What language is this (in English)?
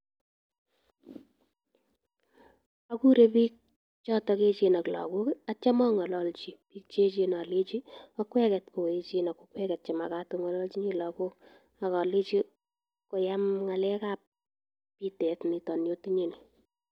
Kalenjin